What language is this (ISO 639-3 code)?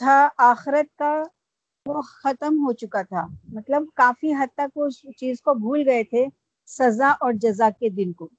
urd